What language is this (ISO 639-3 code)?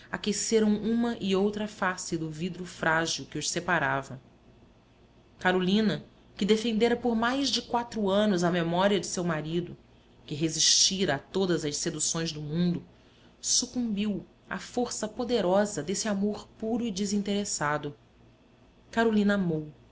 por